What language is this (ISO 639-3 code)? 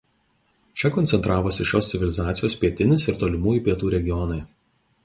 lit